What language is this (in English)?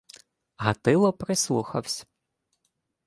Ukrainian